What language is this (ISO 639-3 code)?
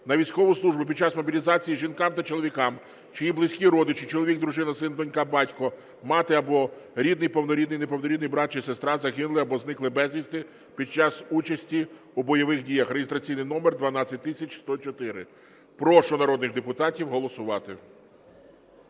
ukr